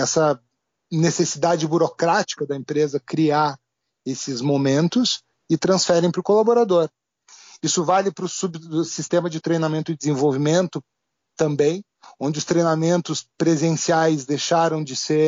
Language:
Portuguese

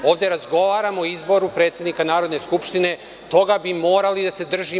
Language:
Serbian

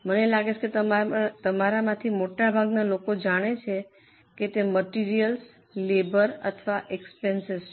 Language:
Gujarati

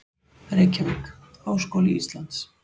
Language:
Icelandic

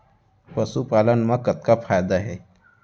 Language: Chhattisgarhi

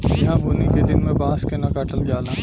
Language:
Bhojpuri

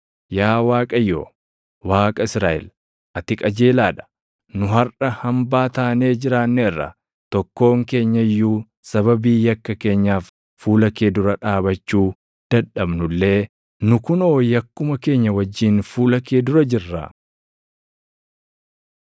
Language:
Oromo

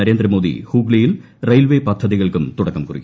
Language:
Malayalam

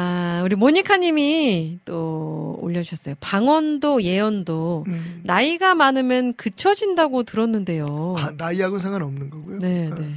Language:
Korean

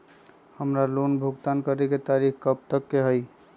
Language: Magahi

